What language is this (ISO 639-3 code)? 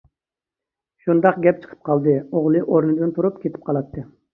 uig